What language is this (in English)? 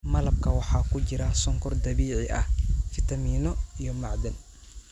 Somali